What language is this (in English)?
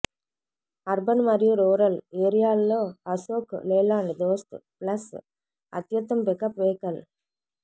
Telugu